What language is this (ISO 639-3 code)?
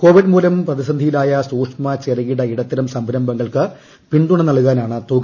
mal